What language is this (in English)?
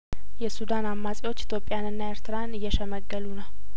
Amharic